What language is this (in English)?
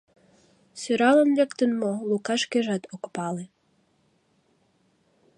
Mari